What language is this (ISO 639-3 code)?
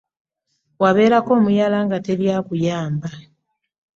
lug